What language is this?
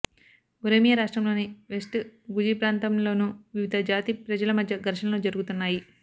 Telugu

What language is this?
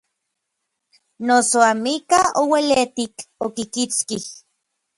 Orizaba Nahuatl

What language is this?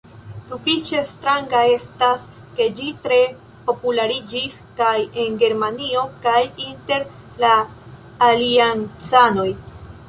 Esperanto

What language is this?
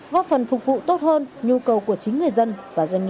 Vietnamese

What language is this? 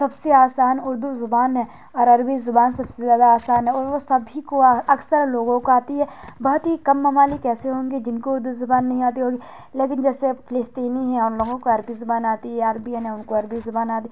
Urdu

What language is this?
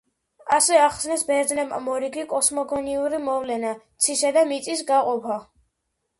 Georgian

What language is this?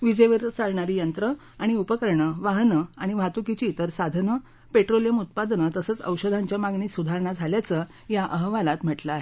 Marathi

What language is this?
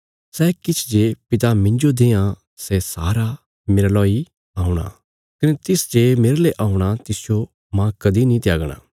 Bilaspuri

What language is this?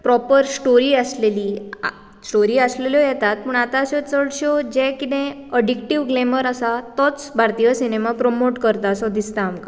Konkani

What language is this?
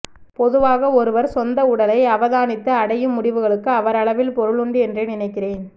Tamil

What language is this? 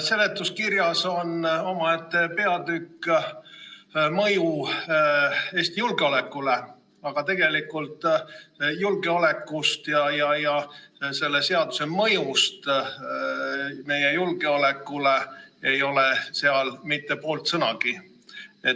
Estonian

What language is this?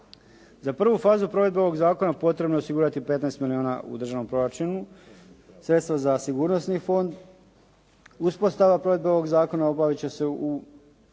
Croatian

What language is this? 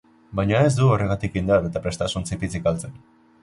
Basque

